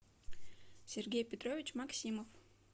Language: Russian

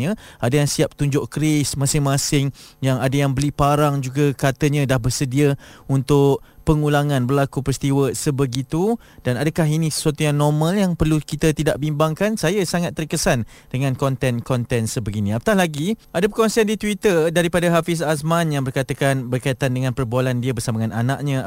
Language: Malay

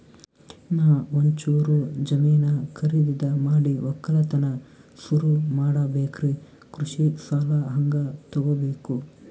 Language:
Kannada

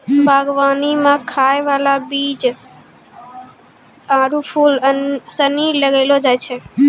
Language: Maithili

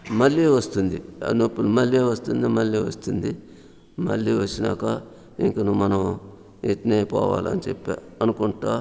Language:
Telugu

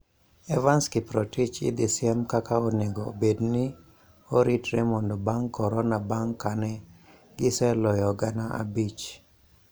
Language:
Luo (Kenya and Tanzania)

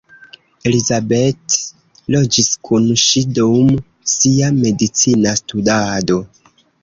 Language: Esperanto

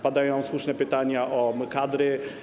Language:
Polish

